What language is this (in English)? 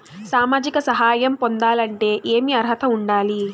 Telugu